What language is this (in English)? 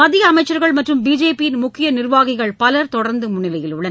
Tamil